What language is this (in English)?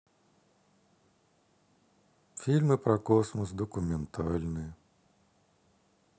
Russian